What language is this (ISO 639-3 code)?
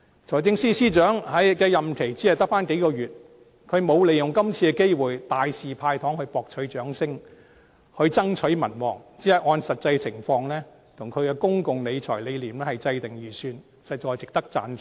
yue